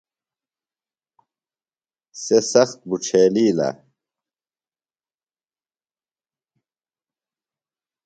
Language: Phalura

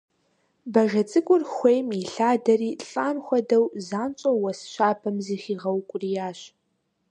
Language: Kabardian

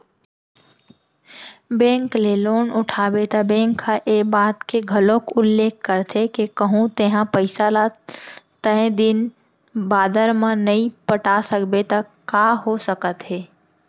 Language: Chhattisgarhi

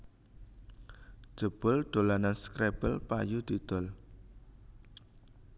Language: Javanese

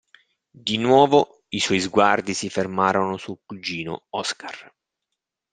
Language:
Italian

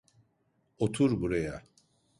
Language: Turkish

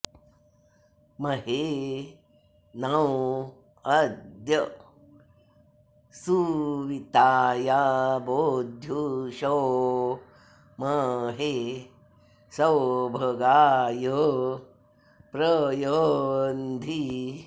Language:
Sanskrit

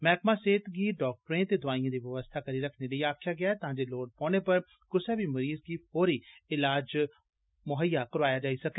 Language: Dogri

